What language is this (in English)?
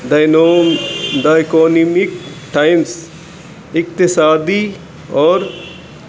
Urdu